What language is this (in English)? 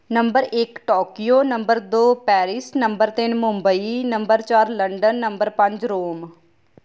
Punjabi